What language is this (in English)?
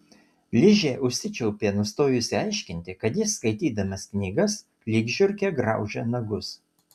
Lithuanian